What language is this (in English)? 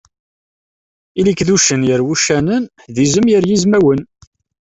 Kabyle